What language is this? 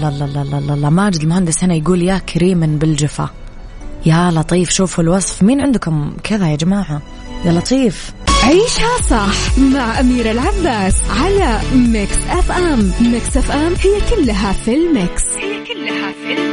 Arabic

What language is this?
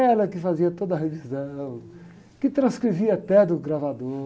Portuguese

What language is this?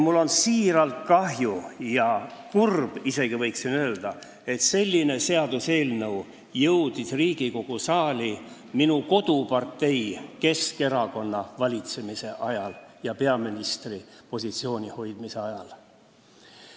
Estonian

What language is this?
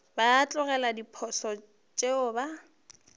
Northern Sotho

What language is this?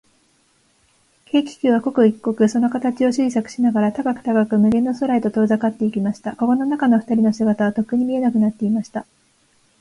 Japanese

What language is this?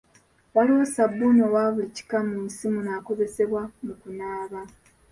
Ganda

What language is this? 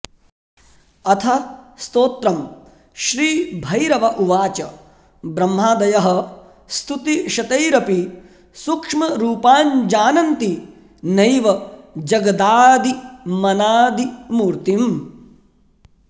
Sanskrit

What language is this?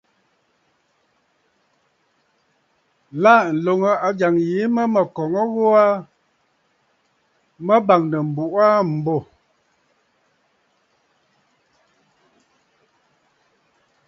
Bafut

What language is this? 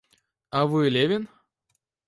Russian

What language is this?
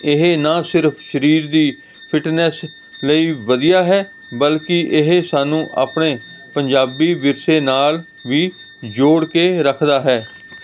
Punjabi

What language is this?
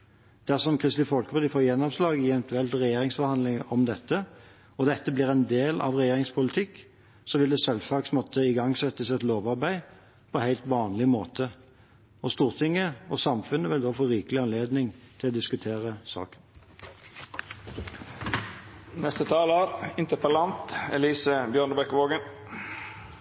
Norwegian Bokmål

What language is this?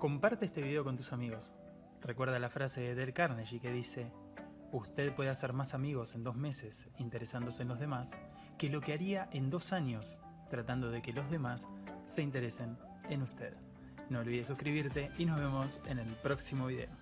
Spanish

